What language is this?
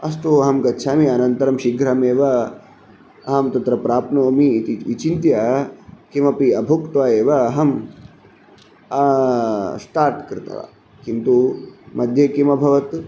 Sanskrit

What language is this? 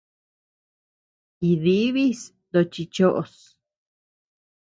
Tepeuxila Cuicatec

